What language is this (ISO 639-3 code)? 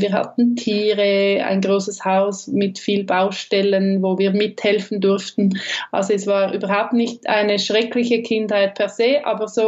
deu